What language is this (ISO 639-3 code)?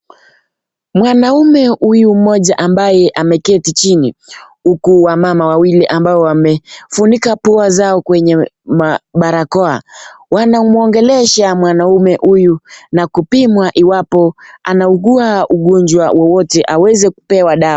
swa